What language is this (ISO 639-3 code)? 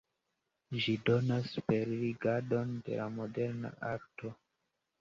epo